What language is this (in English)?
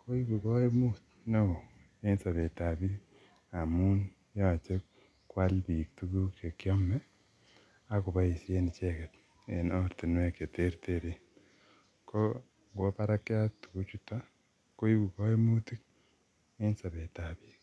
Kalenjin